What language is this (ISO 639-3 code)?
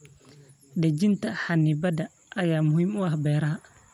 som